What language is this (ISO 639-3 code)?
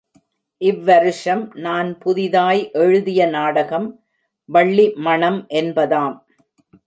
tam